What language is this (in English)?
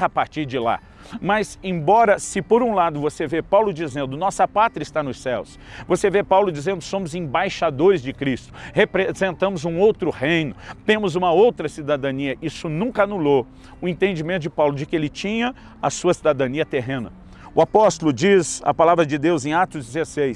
Portuguese